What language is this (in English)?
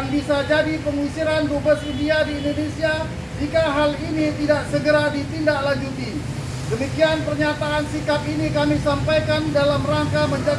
Indonesian